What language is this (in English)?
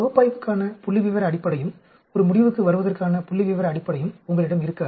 Tamil